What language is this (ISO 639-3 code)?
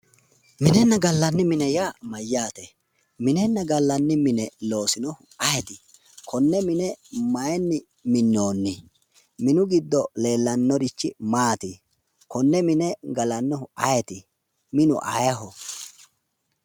sid